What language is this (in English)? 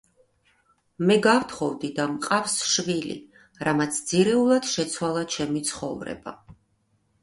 Georgian